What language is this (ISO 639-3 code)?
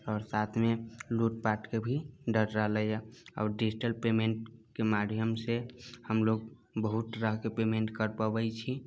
mai